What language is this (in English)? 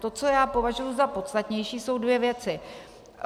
Czech